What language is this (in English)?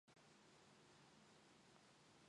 Japanese